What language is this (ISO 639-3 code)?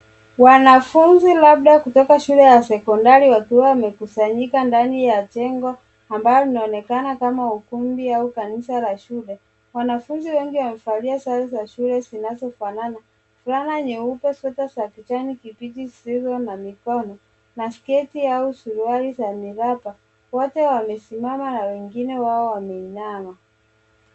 swa